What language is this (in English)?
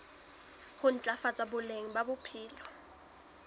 Southern Sotho